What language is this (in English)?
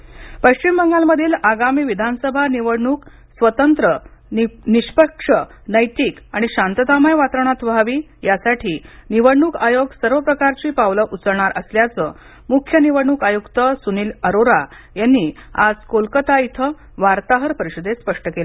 Marathi